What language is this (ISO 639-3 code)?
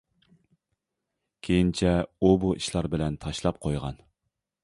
uig